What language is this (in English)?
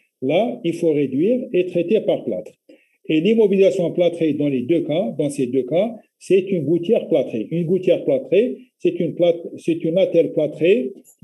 French